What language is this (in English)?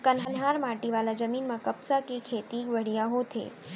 Chhattisgarhi